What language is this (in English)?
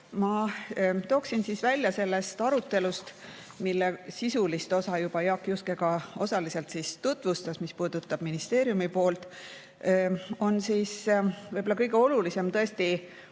Estonian